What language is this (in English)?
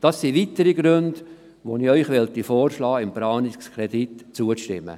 Swiss German